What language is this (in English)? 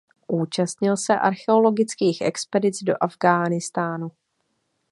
Czech